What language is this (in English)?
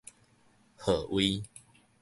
Min Nan Chinese